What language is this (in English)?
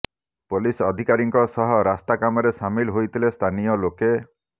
Odia